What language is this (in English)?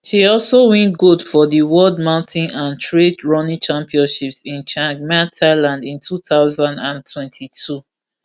Nigerian Pidgin